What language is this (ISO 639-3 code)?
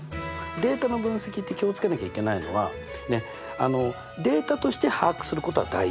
jpn